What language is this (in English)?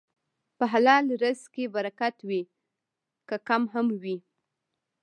Pashto